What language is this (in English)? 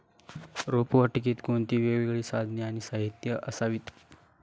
Marathi